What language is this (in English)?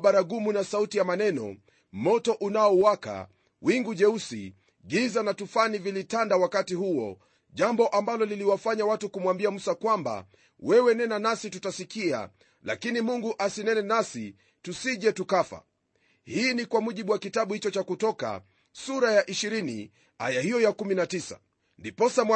Swahili